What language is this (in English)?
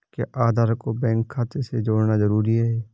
Hindi